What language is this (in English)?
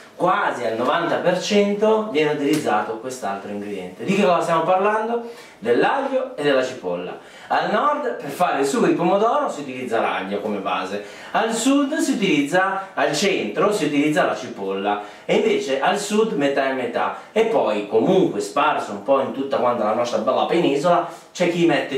Italian